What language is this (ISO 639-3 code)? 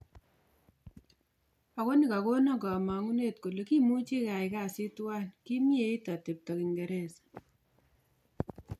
kln